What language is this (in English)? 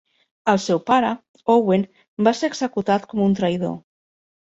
Catalan